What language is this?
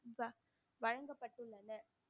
Tamil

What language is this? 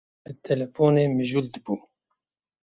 Kurdish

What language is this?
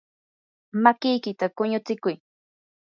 Yanahuanca Pasco Quechua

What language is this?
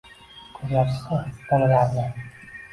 Uzbek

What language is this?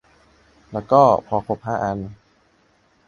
Thai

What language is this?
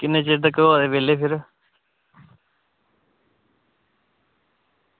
Dogri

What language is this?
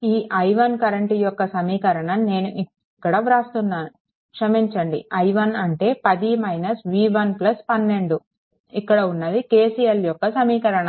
Telugu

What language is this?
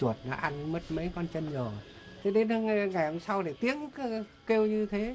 Vietnamese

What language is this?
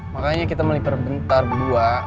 Indonesian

